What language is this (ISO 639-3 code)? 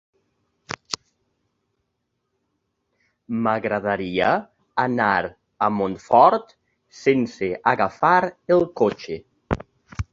cat